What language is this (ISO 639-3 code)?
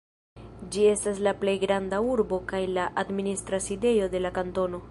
epo